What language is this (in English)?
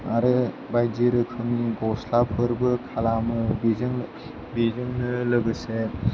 Bodo